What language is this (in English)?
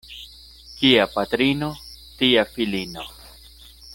Esperanto